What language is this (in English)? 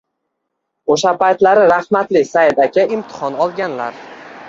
Uzbek